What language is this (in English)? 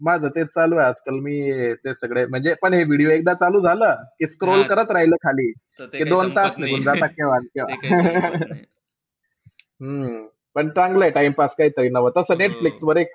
Marathi